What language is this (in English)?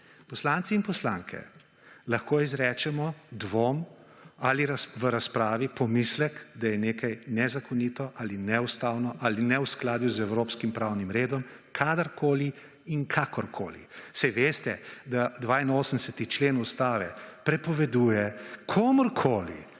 Slovenian